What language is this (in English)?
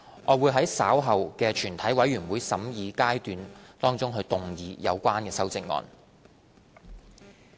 Cantonese